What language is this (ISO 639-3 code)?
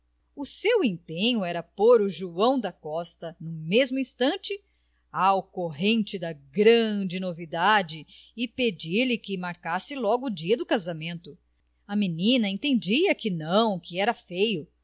por